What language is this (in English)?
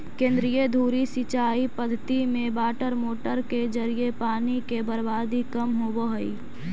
Magahi